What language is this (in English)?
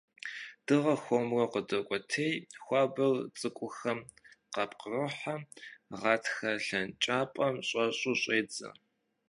Kabardian